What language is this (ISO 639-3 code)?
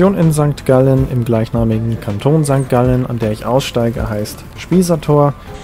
deu